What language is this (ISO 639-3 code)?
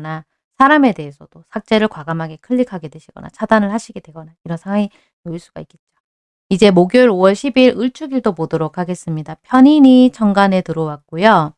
kor